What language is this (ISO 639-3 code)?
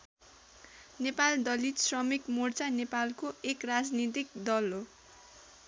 nep